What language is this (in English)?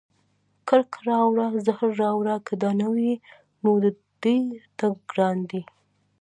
Pashto